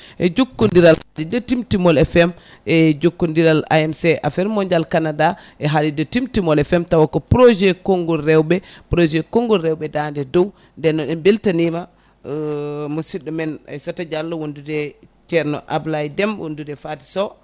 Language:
Fula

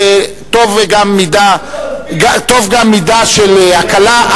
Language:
Hebrew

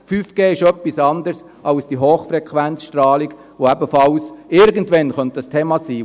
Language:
Swiss German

